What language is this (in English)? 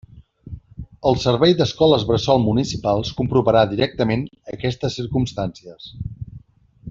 Catalan